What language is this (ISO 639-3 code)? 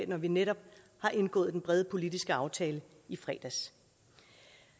dan